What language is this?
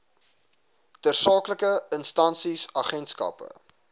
Afrikaans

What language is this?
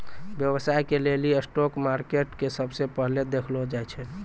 Maithili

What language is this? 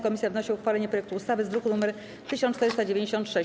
Polish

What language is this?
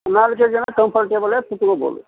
Kannada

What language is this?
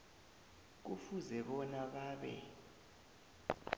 South Ndebele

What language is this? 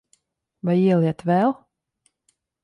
Latvian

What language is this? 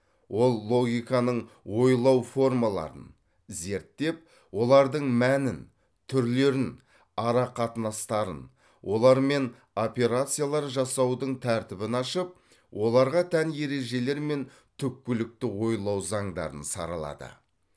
Kazakh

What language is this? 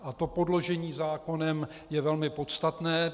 Czech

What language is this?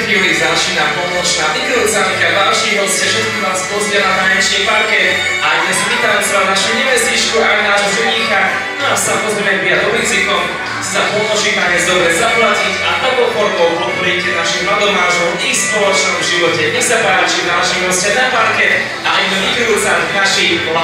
Slovak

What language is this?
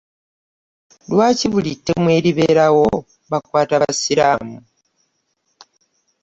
Ganda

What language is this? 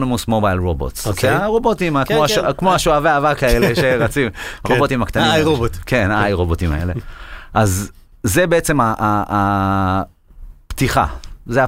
Hebrew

